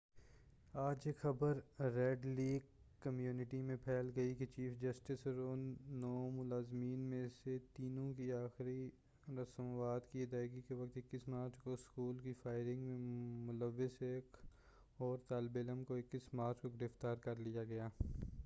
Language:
Urdu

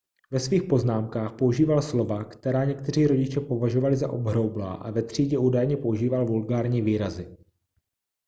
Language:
Czech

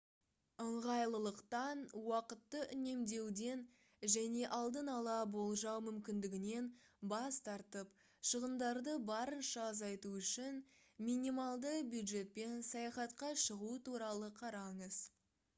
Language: Kazakh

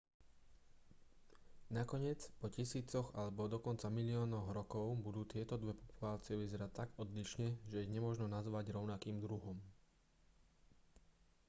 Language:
Slovak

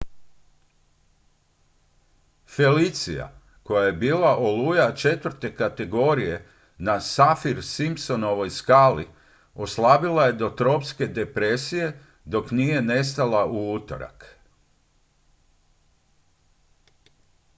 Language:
Croatian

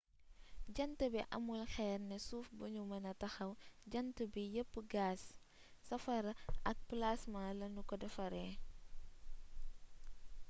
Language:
Wolof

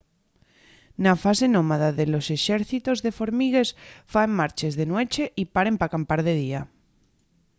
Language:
Asturian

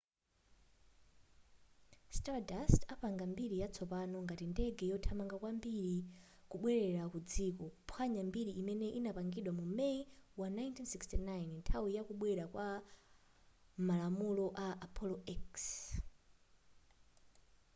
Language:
Nyanja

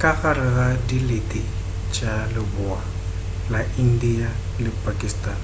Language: Northern Sotho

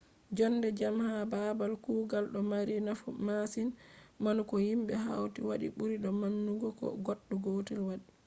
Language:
Fula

